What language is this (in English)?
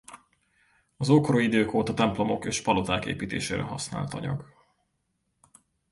Hungarian